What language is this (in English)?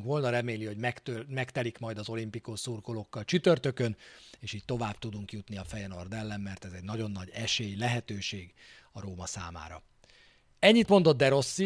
Hungarian